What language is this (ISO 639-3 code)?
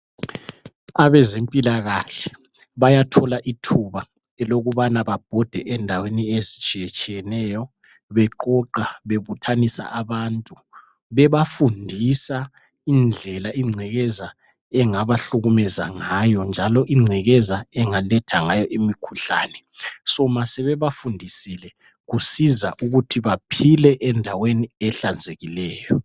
nde